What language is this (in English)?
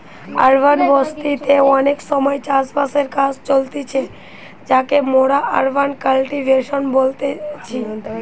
Bangla